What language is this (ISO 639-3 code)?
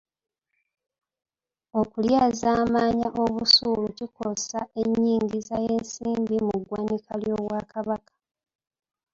lug